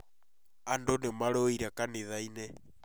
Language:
Kikuyu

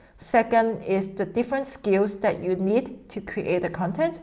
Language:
English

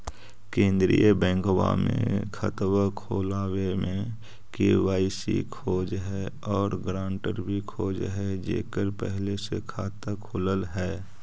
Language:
Magahi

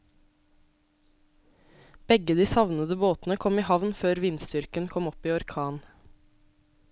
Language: Norwegian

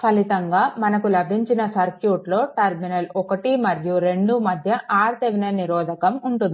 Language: Telugu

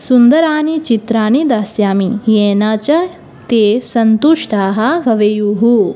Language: Sanskrit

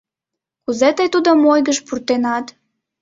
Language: Mari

